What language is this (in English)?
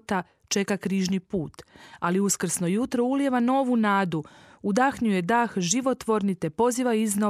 Croatian